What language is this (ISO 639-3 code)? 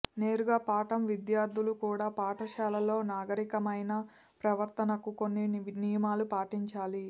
tel